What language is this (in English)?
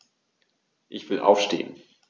German